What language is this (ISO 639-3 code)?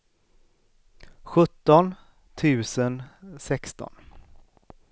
swe